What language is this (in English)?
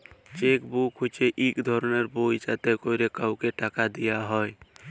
Bangla